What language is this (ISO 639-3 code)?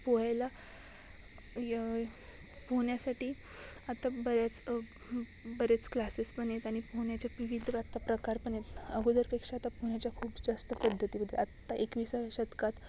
mar